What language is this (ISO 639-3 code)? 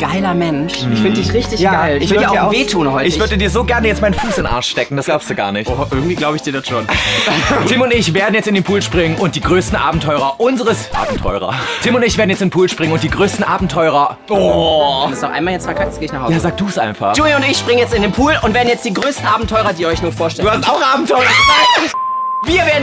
deu